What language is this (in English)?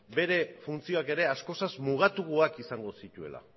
Basque